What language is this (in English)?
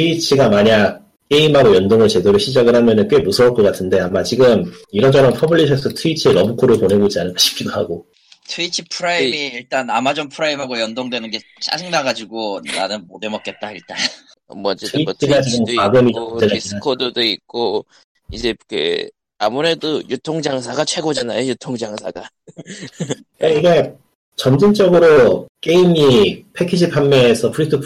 Korean